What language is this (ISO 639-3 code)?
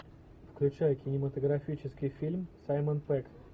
rus